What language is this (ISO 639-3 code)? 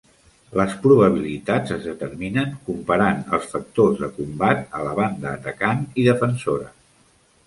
cat